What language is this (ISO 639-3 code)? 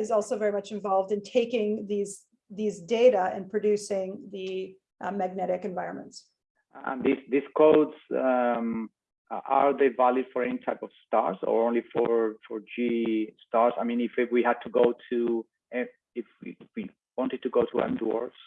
eng